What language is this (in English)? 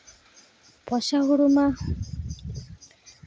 Santali